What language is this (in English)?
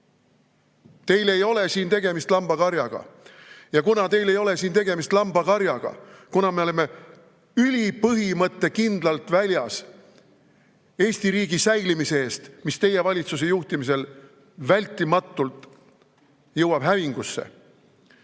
Estonian